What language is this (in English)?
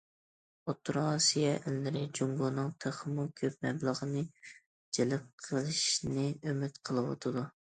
Uyghur